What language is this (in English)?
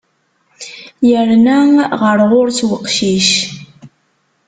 Kabyle